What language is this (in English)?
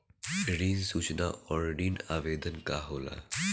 Bhojpuri